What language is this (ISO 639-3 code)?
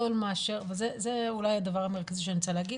heb